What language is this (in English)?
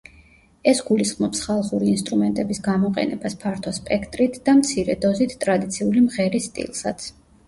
Georgian